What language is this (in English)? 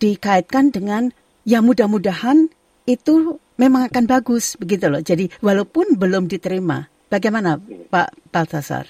Indonesian